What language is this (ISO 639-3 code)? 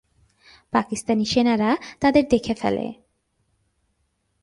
ben